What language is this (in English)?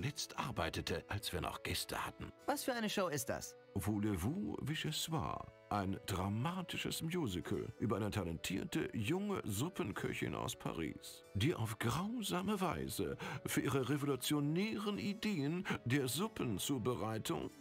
German